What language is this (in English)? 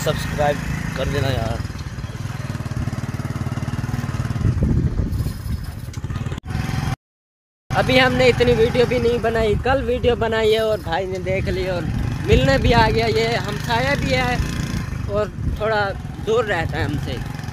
Hindi